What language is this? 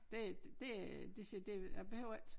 Danish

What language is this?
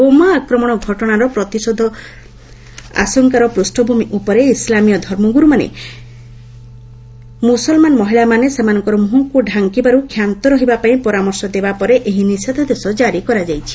Odia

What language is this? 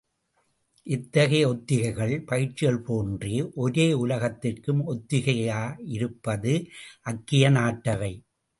Tamil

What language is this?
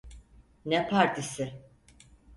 Turkish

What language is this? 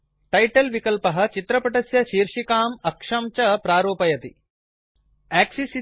Sanskrit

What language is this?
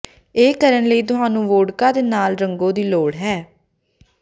Punjabi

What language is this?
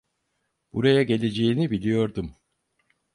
Turkish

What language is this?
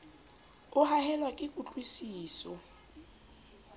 Southern Sotho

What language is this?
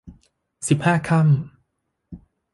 Thai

